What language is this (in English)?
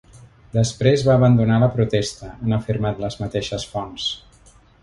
Catalan